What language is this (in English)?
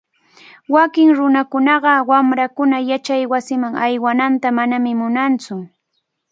Cajatambo North Lima Quechua